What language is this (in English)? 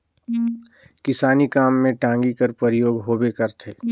Chhattisgarhi